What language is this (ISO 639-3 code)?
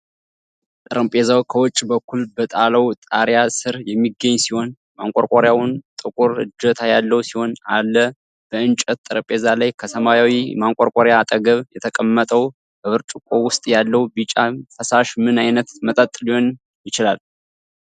amh